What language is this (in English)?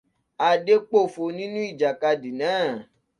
Yoruba